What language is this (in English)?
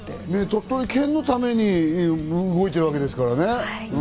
Japanese